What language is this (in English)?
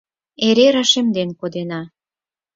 Mari